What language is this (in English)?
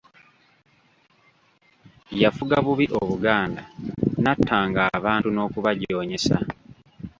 Ganda